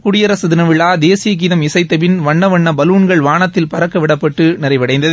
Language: Tamil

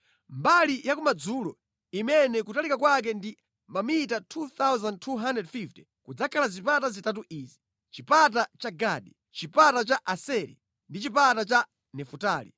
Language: Nyanja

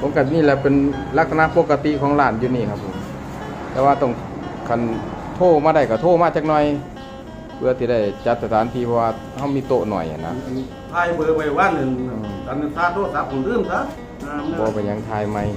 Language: Thai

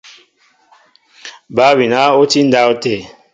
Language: Mbo (Cameroon)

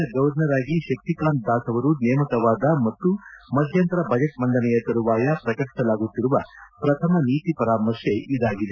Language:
Kannada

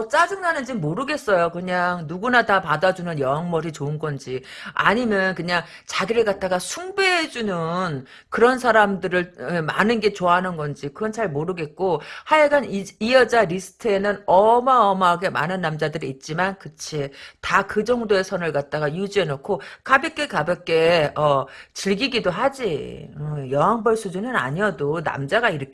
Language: Korean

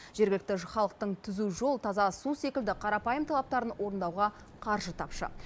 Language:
Kazakh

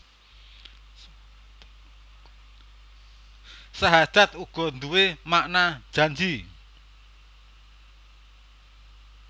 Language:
Javanese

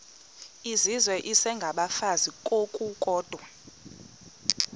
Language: Xhosa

